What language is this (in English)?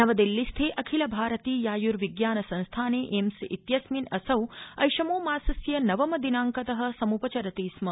Sanskrit